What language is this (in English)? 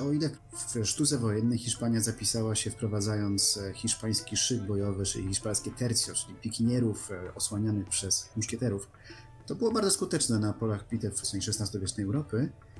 Polish